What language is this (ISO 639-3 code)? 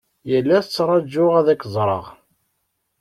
kab